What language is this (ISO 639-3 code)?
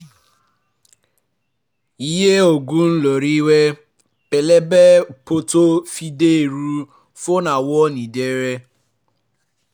yor